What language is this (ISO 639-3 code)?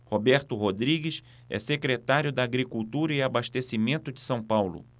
por